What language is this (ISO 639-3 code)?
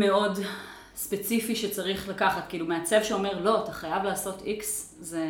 heb